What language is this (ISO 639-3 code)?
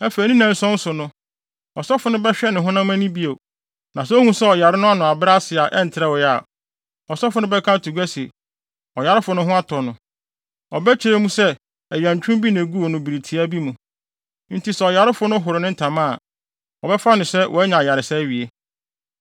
aka